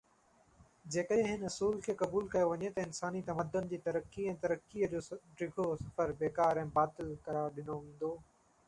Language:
Sindhi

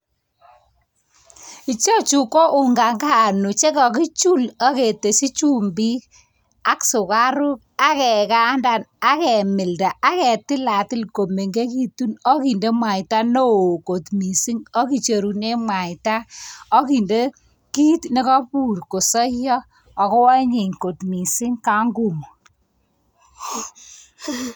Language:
Kalenjin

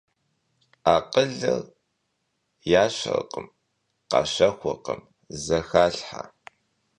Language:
Kabardian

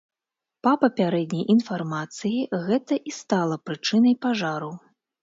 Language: Belarusian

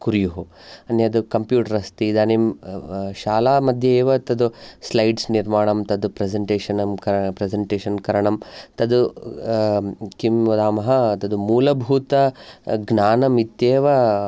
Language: Sanskrit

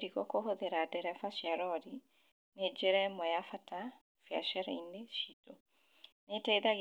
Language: Kikuyu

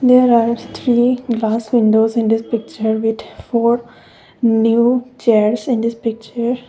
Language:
English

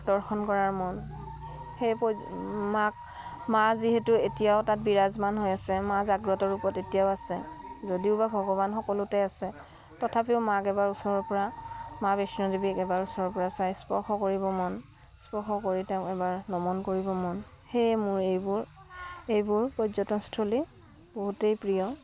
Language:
Assamese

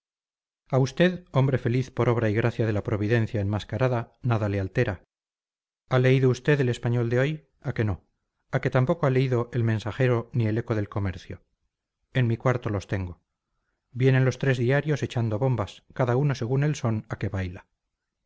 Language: Spanish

